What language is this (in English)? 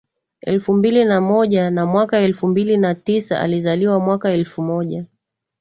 Swahili